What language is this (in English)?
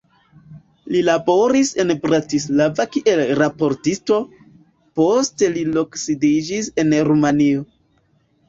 Esperanto